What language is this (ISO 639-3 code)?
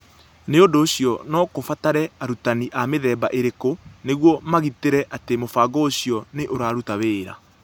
kik